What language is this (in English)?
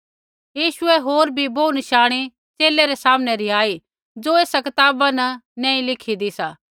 Kullu Pahari